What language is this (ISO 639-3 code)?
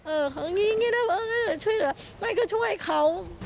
tha